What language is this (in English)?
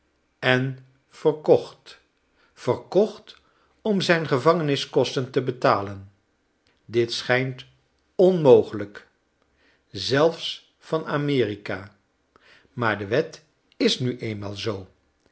Dutch